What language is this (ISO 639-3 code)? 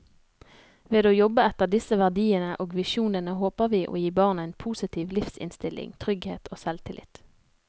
nor